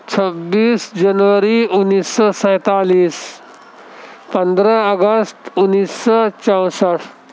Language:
Urdu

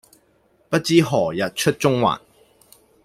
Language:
Cantonese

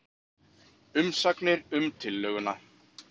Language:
Icelandic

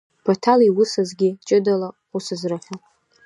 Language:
Abkhazian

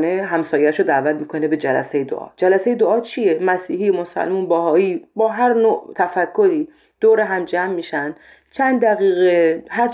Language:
Persian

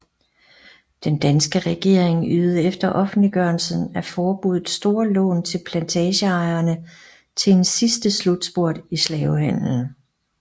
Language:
Danish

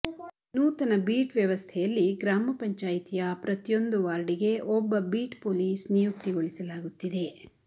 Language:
Kannada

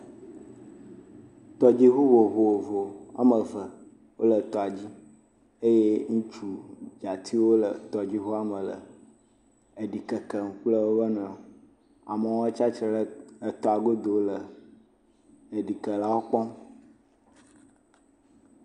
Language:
Ewe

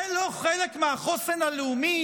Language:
Hebrew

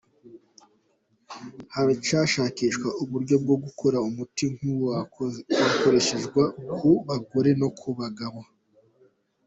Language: Kinyarwanda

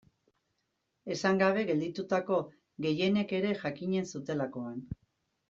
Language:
Basque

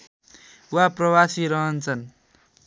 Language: Nepali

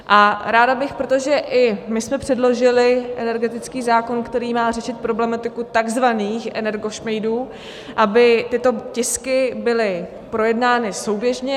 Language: Czech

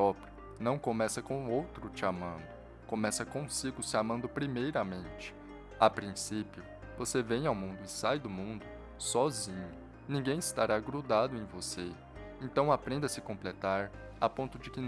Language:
Portuguese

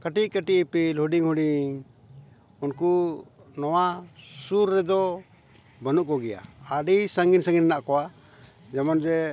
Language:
Santali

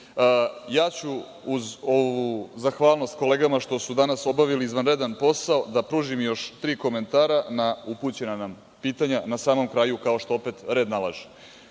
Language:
Serbian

